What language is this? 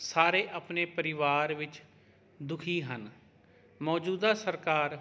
Punjabi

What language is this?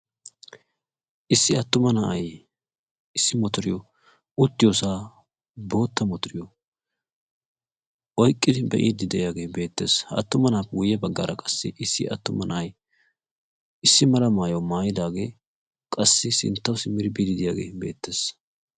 Wolaytta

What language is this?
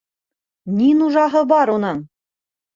Bashkir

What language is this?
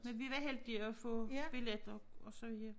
Danish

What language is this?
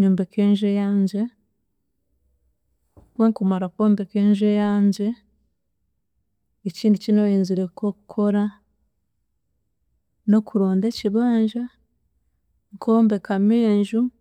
Chiga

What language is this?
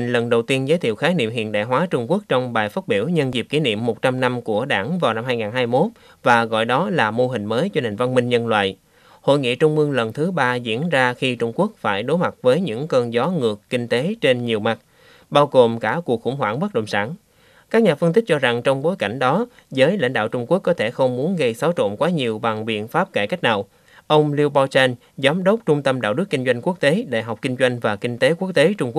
Vietnamese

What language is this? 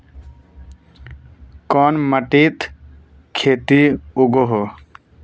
Magahi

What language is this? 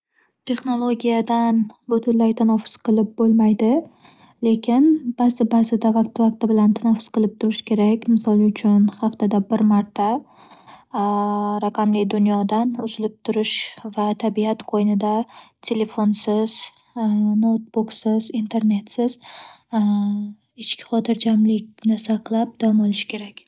Uzbek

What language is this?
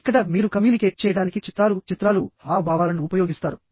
Telugu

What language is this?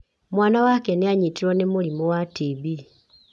Kikuyu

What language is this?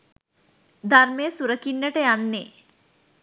Sinhala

